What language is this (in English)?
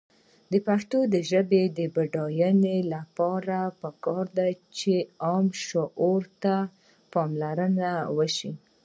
Pashto